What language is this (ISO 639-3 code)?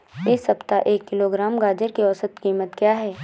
hin